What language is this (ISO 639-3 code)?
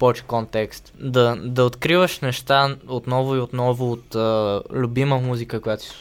bul